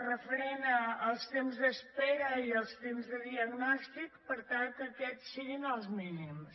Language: Catalan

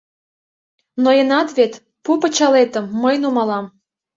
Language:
Mari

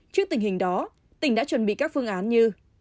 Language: Vietnamese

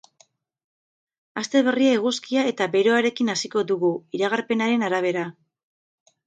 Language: Basque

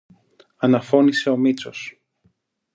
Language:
Greek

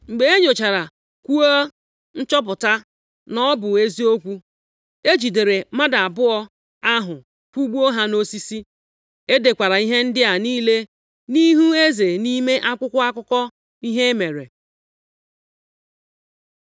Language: Igbo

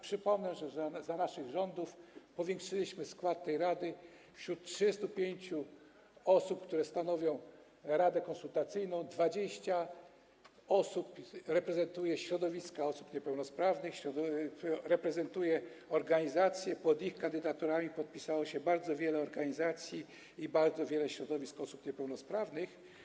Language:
Polish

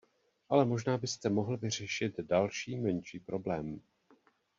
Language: Czech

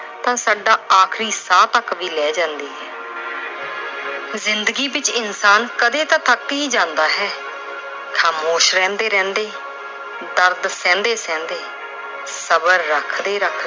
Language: Punjabi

